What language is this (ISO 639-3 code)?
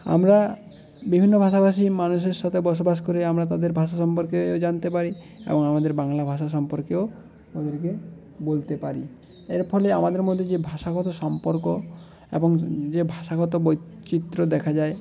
ben